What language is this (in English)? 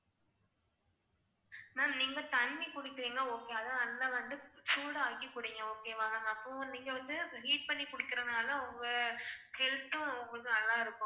Tamil